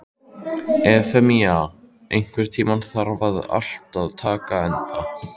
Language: Icelandic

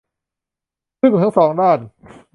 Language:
Thai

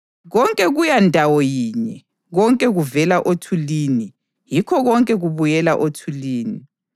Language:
North Ndebele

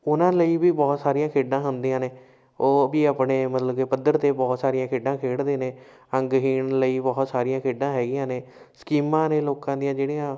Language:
Punjabi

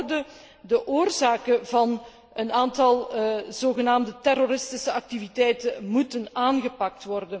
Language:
Dutch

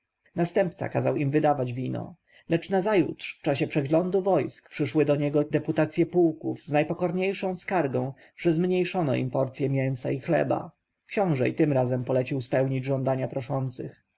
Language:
Polish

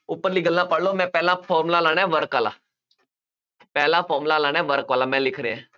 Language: Punjabi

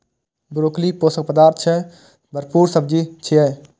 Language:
Maithili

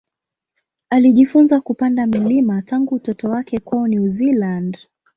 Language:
Swahili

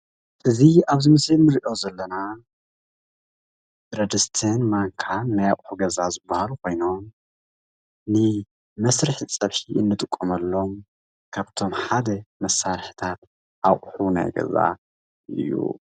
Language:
Tigrinya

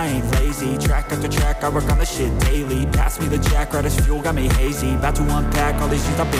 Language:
English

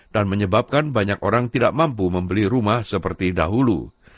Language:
Indonesian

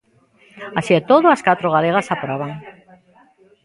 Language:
Galician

